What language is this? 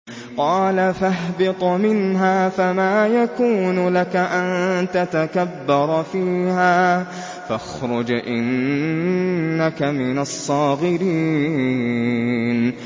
Arabic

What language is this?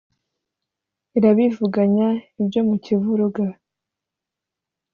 Kinyarwanda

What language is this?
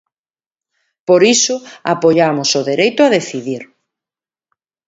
Galician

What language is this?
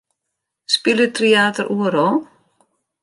Western Frisian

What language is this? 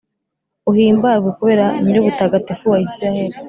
Kinyarwanda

